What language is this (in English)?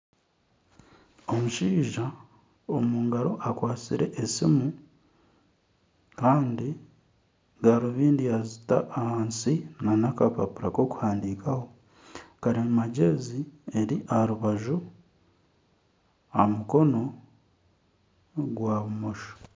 Nyankole